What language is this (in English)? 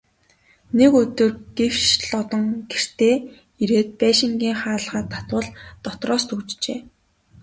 Mongolian